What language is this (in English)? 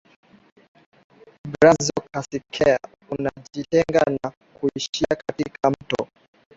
Swahili